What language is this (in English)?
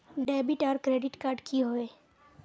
Magahi